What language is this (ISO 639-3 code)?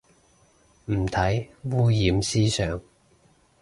yue